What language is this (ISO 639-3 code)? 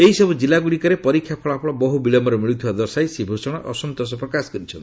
ori